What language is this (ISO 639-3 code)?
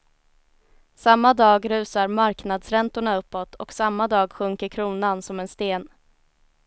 swe